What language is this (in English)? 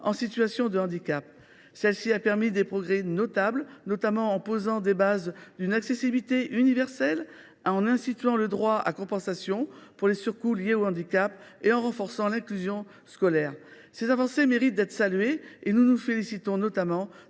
French